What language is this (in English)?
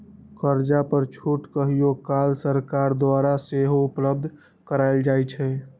Magahi